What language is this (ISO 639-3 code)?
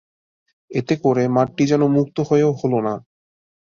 ben